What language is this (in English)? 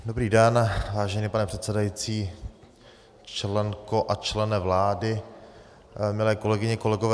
Czech